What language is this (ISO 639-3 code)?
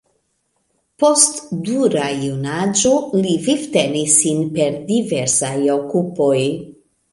epo